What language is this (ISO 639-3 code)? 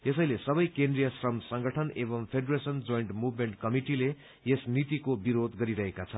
nep